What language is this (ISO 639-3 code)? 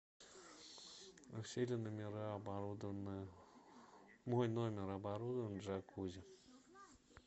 rus